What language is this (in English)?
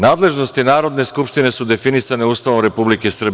Serbian